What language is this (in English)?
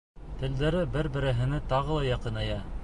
Bashkir